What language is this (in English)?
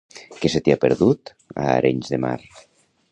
Catalan